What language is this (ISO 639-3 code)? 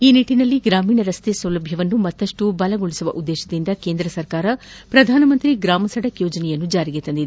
kan